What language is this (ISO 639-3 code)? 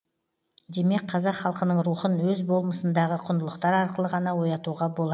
kaz